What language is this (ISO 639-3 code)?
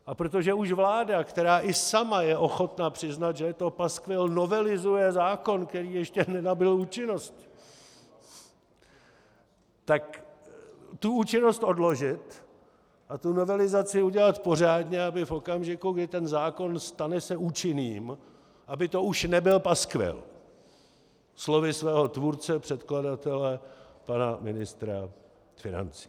ces